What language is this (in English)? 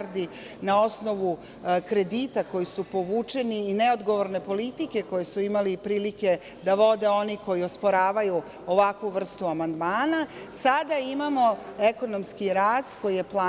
Serbian